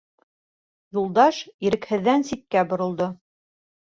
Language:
Bashkir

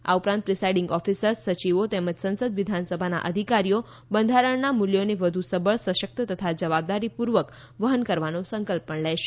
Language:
Gujarati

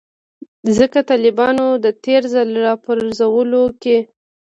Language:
Pashto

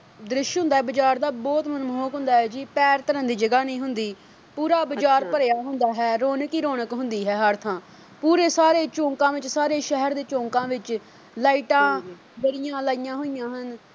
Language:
Punjabi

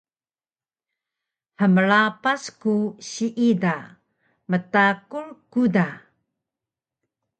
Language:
Taroko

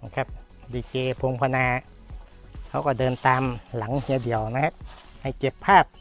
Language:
Thai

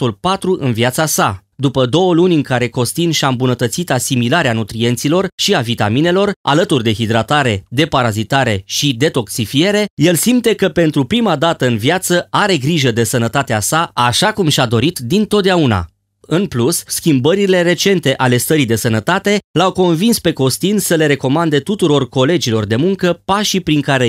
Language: Romanian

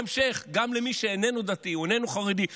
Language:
Hebrew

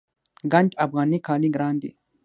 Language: Pashto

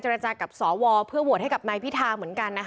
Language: Thai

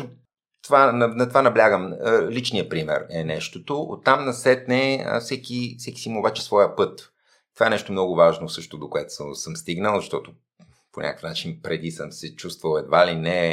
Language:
Bulgarian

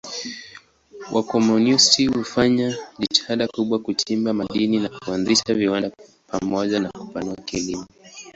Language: Swahili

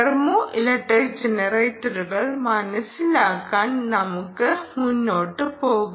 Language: Malayalam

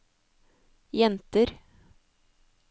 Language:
Norwegian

